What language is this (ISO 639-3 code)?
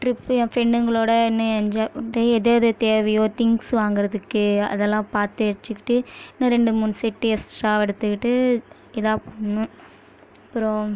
tam